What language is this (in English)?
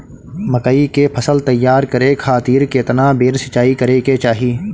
Bhojpuri